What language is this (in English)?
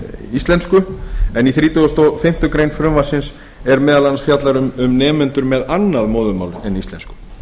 Icelandic